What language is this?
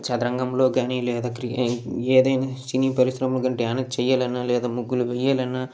Telugu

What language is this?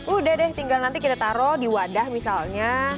Indonesian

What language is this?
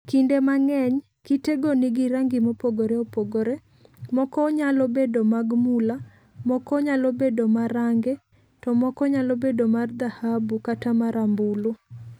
Luo (Kenya and Tanzania)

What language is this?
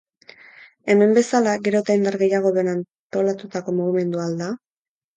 Basque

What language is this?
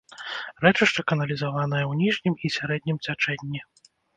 Belarusian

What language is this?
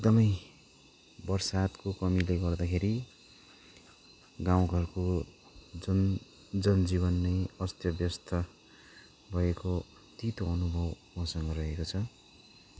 Nepali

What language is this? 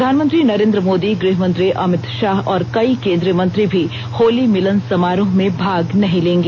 Hindi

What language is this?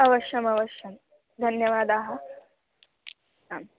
Sanskrit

